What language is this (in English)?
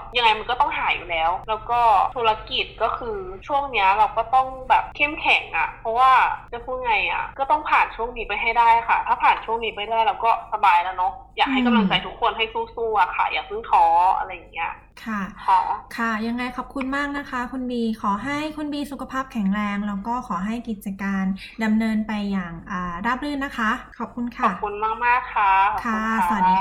Thai